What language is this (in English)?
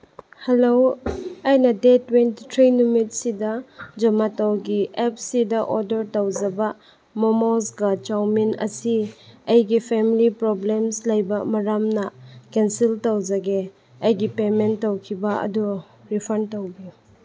Manipuri